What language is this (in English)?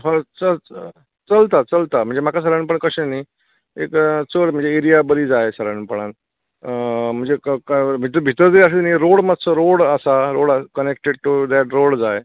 Konkani